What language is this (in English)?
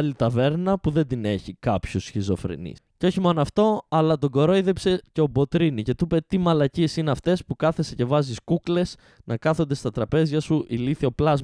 Greek